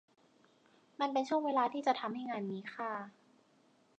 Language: Thai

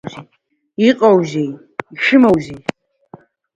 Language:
Abkhazian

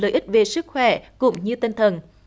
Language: Vietnamese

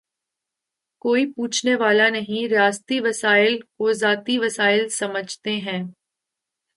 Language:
Urdu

